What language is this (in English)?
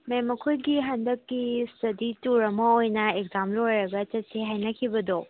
Manipuri